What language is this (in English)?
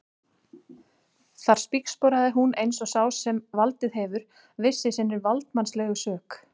Icelandic